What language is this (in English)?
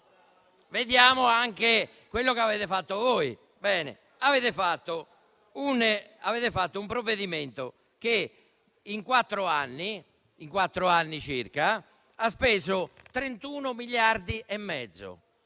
Italian